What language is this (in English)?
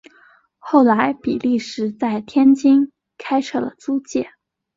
Chinese